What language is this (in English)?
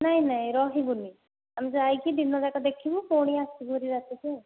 Odia